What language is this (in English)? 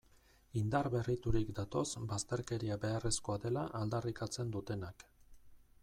Basque